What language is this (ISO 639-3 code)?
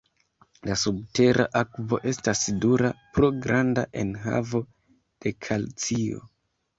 epo